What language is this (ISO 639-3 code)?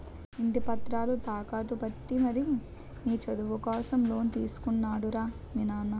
tel